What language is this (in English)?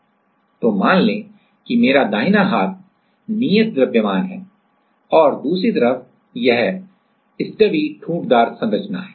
Hindi